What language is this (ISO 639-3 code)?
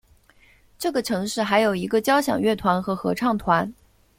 zho